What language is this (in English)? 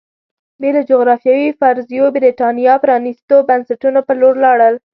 Pashto